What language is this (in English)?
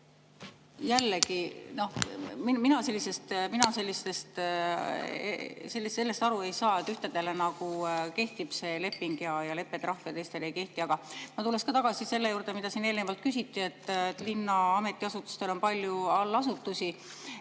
Estonian